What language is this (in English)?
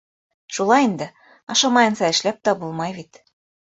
Bashkir